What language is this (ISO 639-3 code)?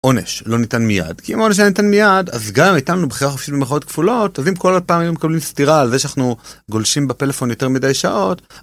heb